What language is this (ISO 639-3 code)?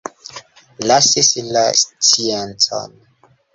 epo